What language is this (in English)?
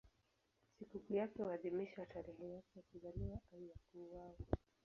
Swahili